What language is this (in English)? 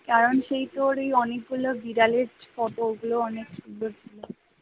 Bangla